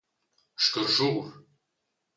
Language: Romansh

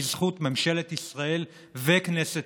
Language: Hebrew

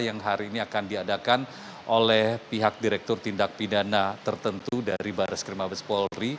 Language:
Indonesian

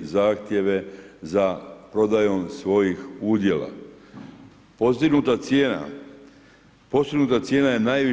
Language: Croatian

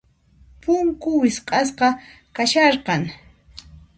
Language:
Puno Quechua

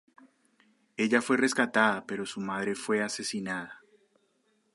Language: Spanish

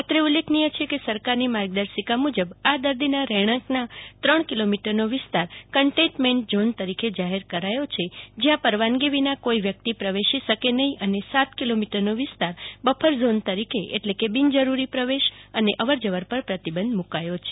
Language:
Gujarati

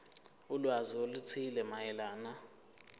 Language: Zulu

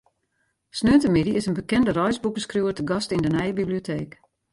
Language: Western Frisian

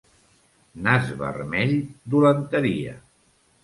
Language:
Catalan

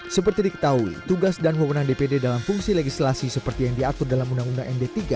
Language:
Indonesian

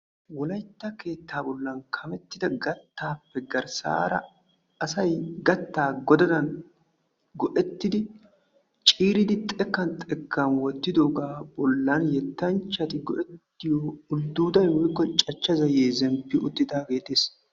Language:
Wolaytta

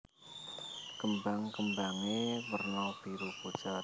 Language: Javanese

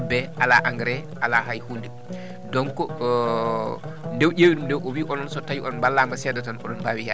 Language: Fula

